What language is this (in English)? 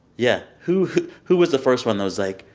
English